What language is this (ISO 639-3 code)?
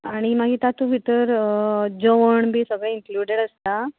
kok